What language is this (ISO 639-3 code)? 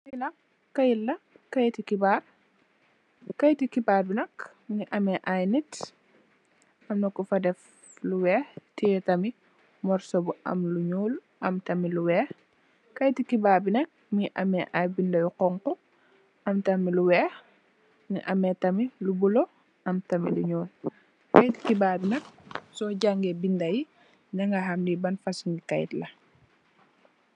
wol